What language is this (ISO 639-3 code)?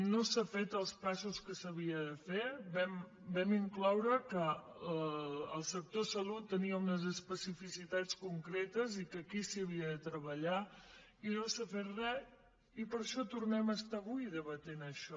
cat